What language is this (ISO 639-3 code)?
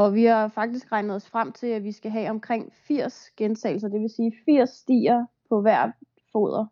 dan